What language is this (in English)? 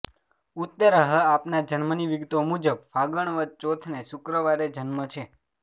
Gujarati